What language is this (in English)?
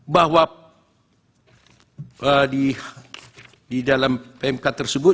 Indonesian